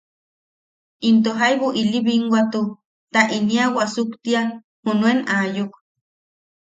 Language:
Yaqui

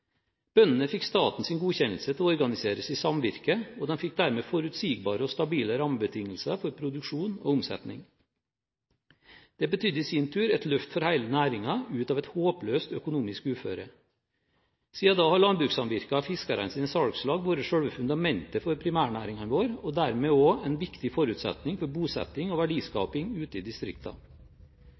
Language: Norwegian Bokmål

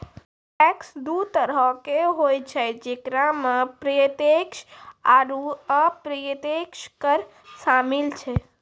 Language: Maithili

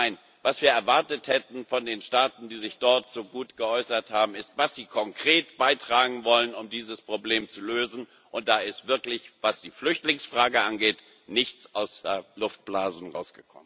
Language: German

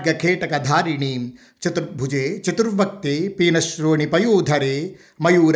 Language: Telugu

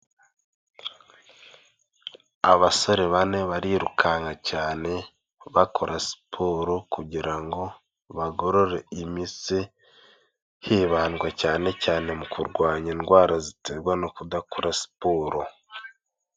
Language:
Kinyarwanda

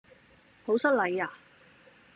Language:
Cantonese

